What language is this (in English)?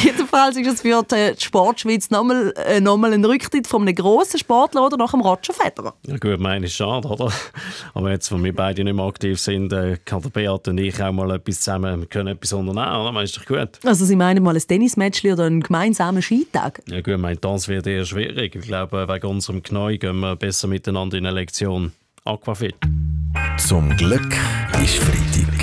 German